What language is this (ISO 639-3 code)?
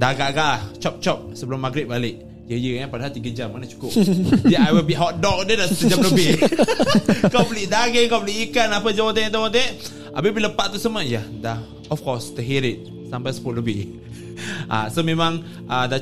msa